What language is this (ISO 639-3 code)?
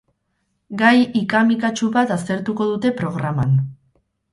eus